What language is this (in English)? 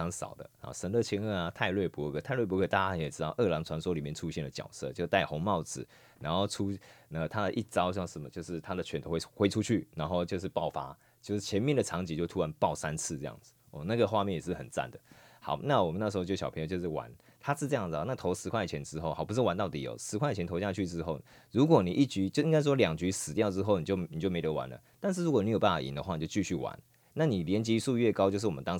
Chinese